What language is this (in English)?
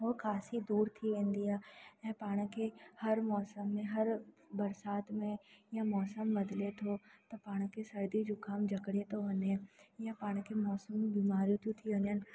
Sindhi